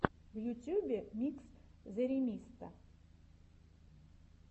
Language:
Russian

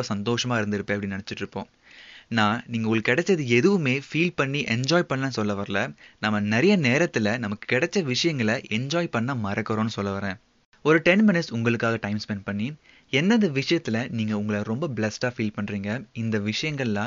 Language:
Tamil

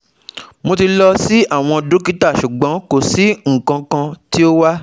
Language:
Yoruba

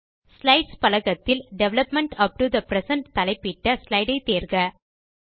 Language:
Tamil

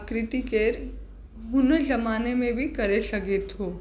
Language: Sindhi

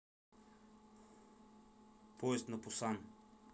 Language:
Russian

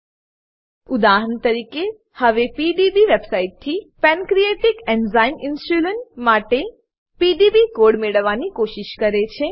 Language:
Gujarati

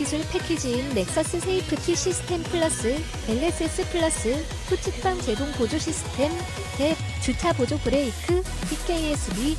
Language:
Korean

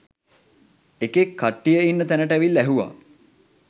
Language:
Sinhala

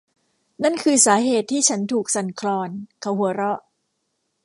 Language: Thai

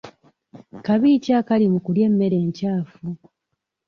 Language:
Ganda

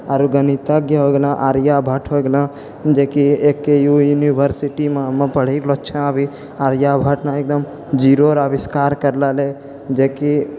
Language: Maithili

